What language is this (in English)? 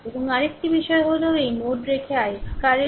Bangla